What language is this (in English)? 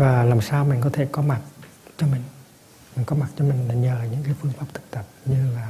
Vietnamese